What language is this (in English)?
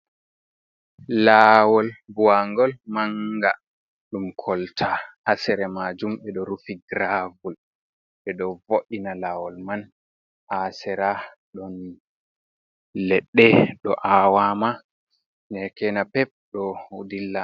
Fula